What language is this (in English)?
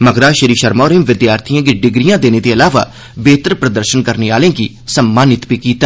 Dogri